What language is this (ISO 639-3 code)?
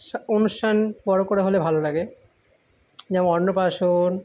ben